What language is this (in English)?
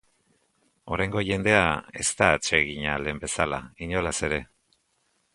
Basque